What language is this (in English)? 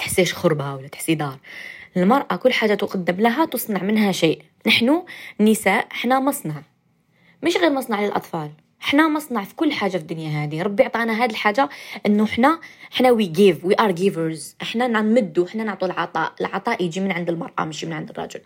Arabic